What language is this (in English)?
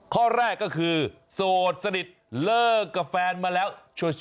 Thai